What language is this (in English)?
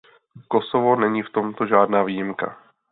Czech